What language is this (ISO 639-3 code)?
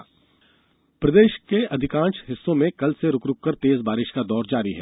hin